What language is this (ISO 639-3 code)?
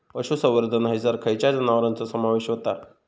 mar